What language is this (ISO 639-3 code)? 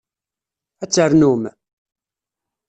kab